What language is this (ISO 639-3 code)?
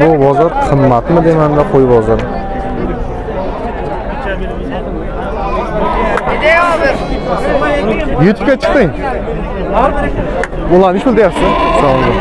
tur